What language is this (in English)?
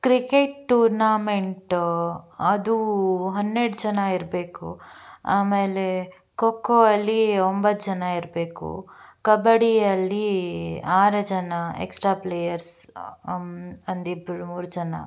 Kannada